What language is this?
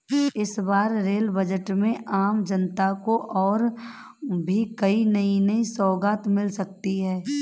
Hindi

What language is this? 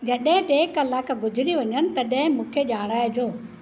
Sindhi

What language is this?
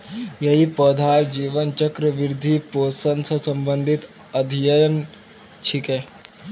Magahi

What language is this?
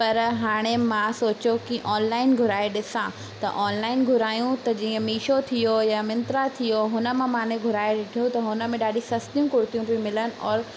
Sindhi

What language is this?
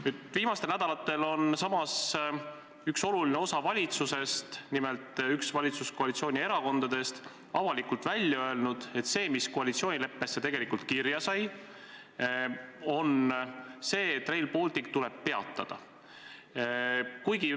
Estonian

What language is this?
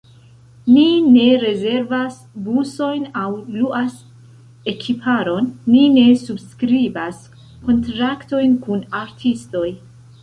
Esperanto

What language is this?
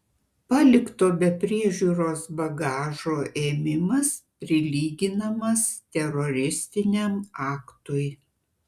Lithuanian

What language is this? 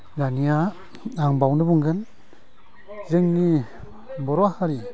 Bodo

